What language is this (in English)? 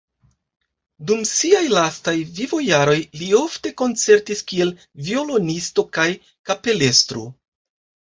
Esperanto